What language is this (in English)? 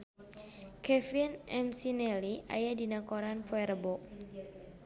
Sundanese